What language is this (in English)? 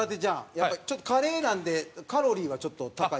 Japanese